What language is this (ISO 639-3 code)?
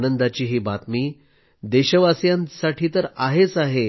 mar